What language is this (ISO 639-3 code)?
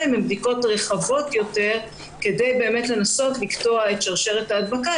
heb